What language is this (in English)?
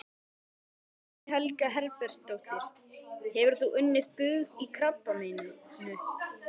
Icelandic